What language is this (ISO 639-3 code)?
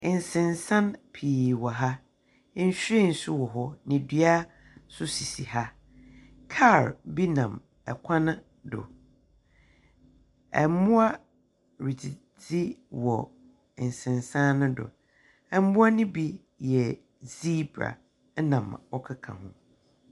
aka